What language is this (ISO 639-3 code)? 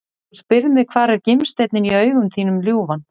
isl